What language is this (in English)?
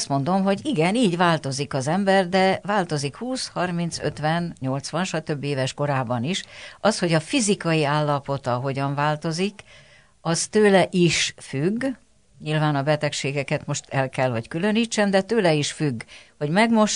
Hungarian